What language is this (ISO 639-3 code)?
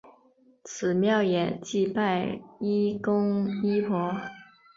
zho